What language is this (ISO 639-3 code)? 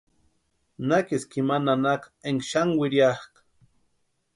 pua